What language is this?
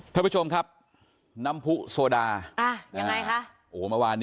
Thai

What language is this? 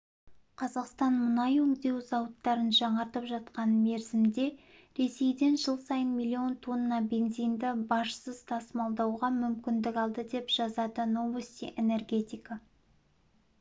Kazakh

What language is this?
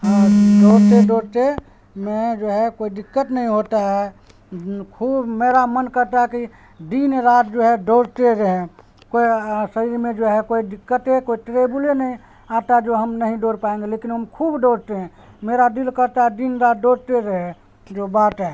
Urdu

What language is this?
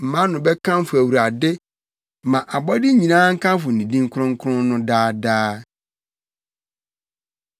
Akan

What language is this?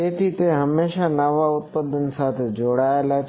Gujarati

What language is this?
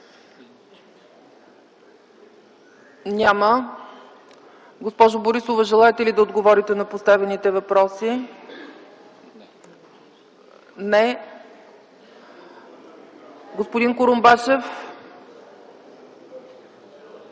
Bulgarian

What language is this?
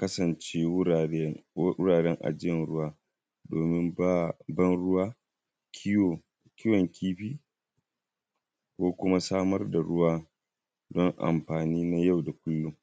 Hausa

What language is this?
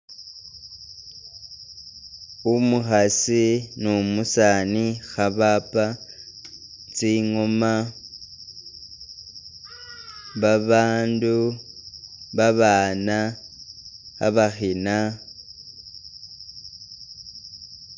Masaaba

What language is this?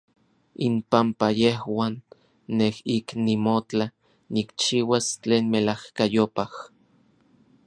Orizaba Nahuatl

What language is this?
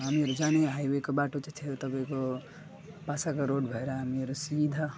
Nepali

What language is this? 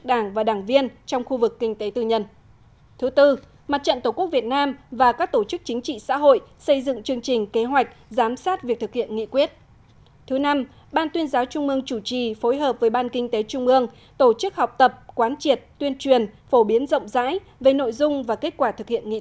Vietnamese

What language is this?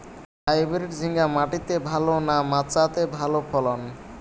Bangla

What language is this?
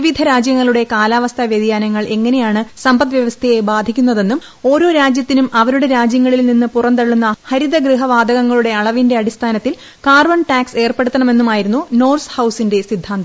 Malayalam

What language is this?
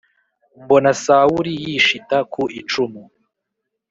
Kinyarwanda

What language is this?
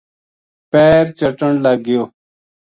Gujari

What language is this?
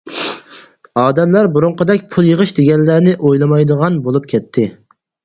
Uyghur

